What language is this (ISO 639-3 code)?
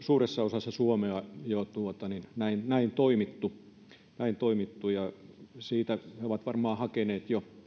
fin